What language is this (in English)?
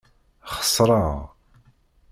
Kabyle